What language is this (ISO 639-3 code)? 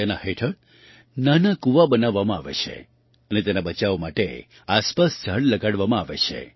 guj